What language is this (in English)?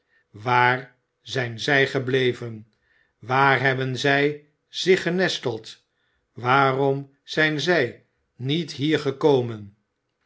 Dutch